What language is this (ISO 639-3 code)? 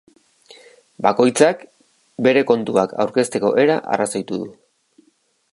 eus